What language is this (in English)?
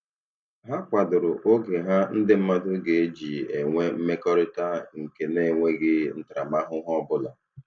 Igbo